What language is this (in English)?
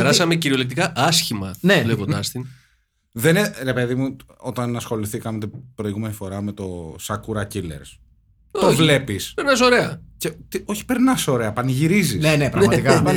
Greek